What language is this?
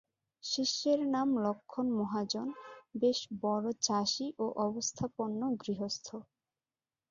Bangla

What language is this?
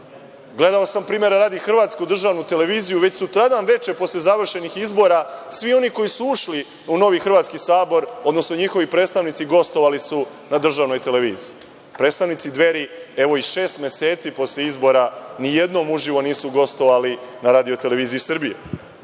Serbian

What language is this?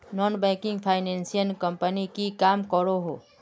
Magahi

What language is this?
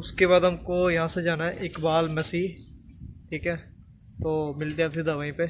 Hindi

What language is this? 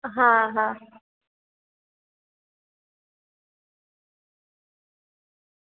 Gujarati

